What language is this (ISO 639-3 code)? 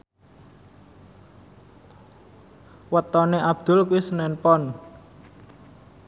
jav